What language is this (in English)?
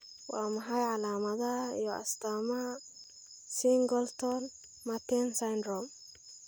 Somali